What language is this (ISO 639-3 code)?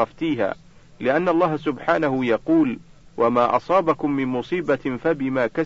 ara